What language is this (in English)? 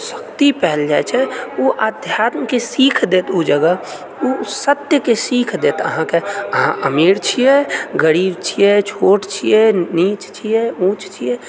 Maithili